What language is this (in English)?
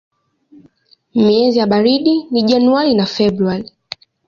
Swahili